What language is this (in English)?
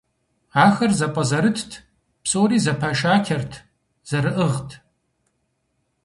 Kabardian